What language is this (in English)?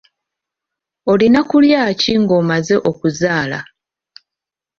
Ganda